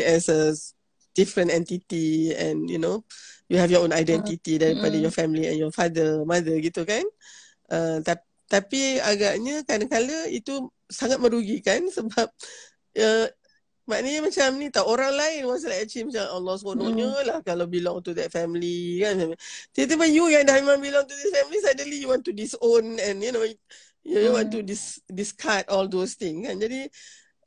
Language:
Malay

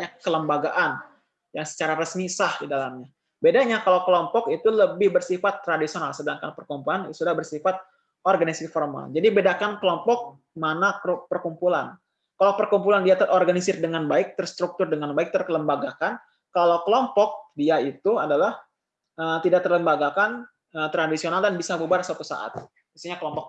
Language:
Indonesian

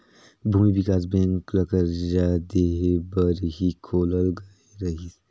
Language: Chhattisgarhi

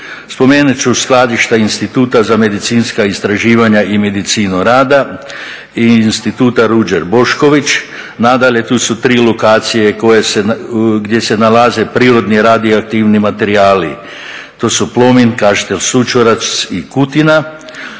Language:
Croatian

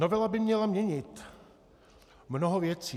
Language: Czech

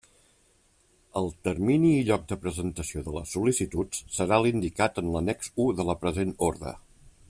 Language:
Catalan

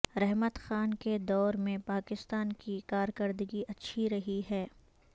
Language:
Urdu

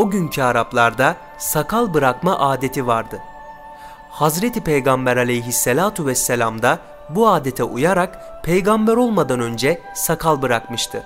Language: Turkish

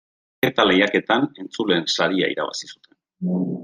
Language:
Basque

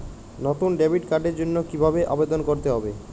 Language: Bangla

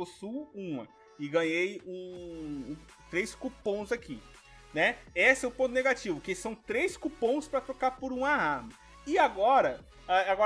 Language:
Portuguese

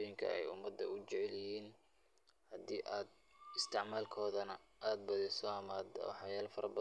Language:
Somali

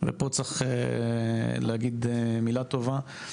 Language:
Hebrew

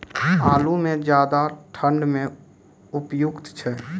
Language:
Maithili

